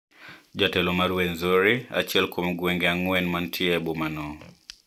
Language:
Luo (Kenya and Tanzania)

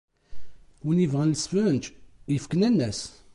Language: Kabyle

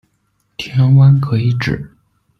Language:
Chinese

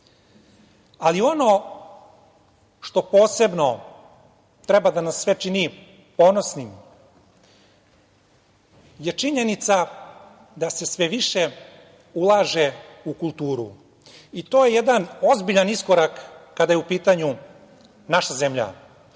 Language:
Serbian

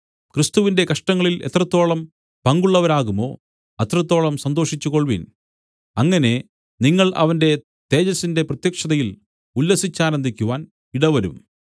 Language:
Malayalam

